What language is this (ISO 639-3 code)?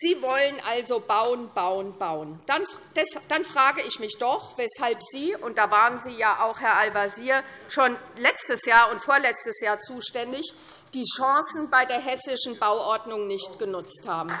deu